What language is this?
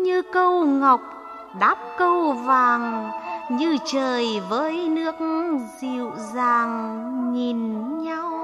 Vietnamese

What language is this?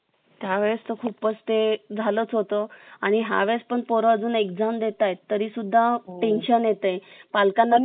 Marathi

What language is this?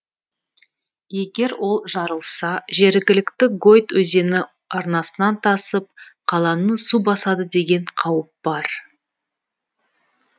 Kazakh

